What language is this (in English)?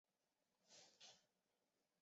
Chinese